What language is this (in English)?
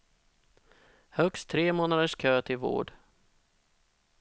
Swedish